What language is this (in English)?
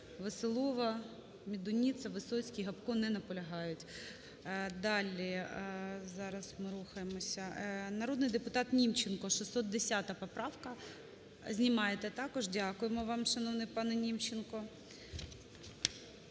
Ukrainian